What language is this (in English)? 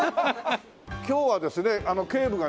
Japanese